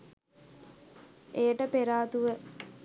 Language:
Sinhala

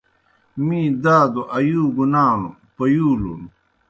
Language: Kohistani Shina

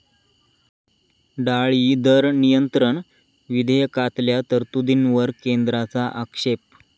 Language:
Marathi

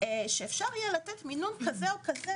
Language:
Hebrew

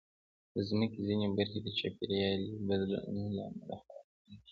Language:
Pashto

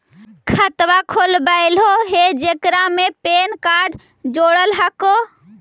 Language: Magahi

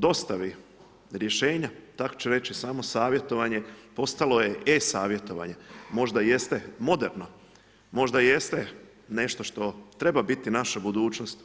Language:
Croatian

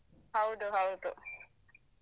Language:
Kannada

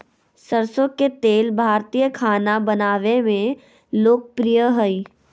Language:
Magahi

